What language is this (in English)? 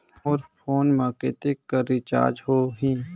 Chhattisgarhi